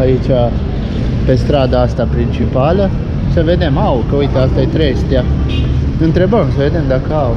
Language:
Romanian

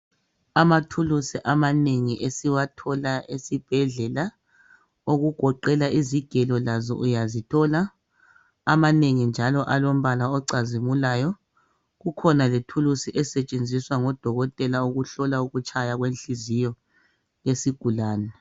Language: North Ndebele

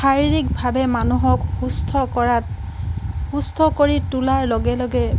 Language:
Assamese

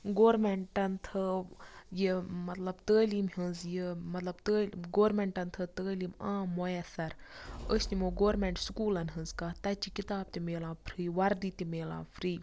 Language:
Kashmiri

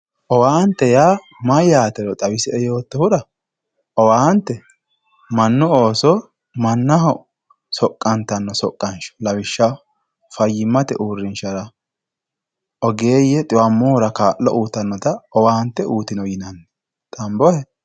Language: Sidamo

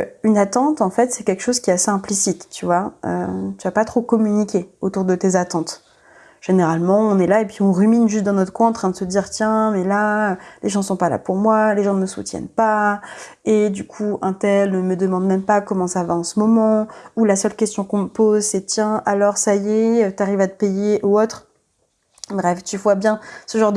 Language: French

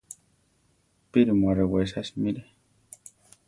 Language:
Central Tarahumara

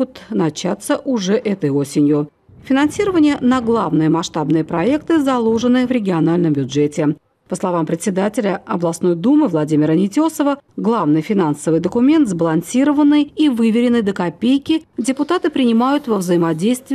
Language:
Russian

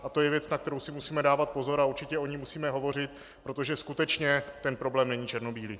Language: Czech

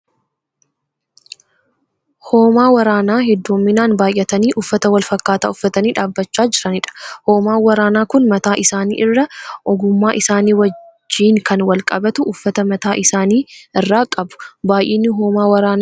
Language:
Oromo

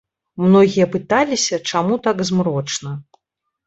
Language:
Belarusian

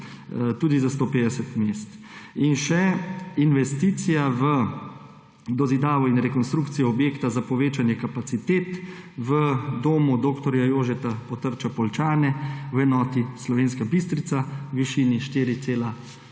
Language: Slovenian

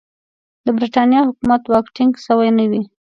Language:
Pashto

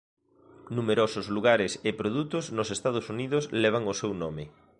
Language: Galician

